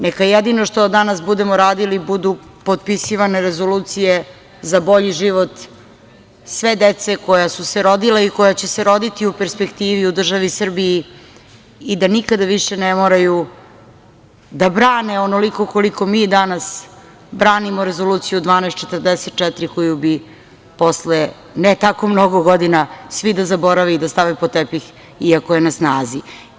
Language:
Serbian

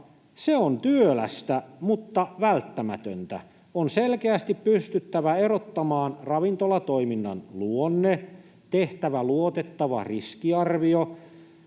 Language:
Finnish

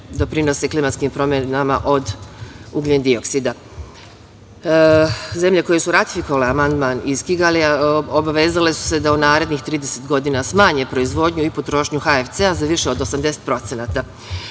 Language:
Serbian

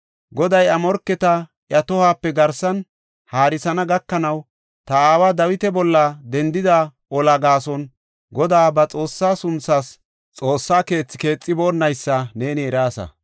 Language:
Gofa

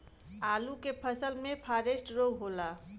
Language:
Bhojpuri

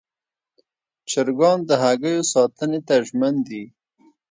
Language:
Pashto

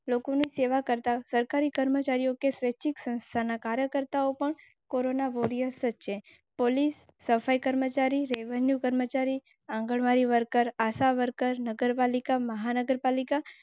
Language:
Gujarati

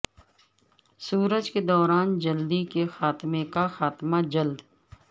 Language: Urdu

